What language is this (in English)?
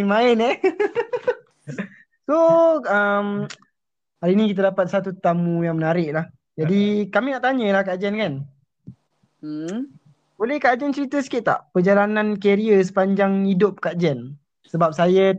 Malay